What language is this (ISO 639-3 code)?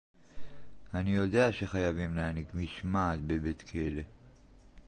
heb